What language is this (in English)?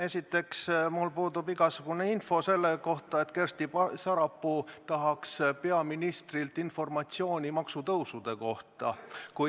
Estonian